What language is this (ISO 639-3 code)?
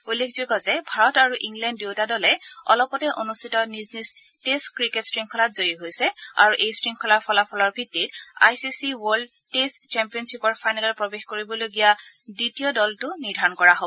asm